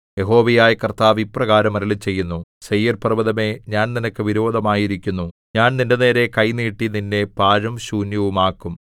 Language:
Malayalam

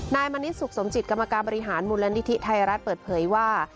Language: Thai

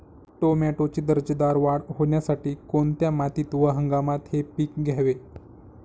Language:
Marathi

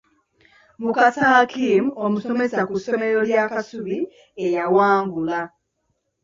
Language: Ganda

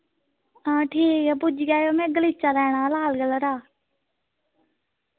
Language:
Dogri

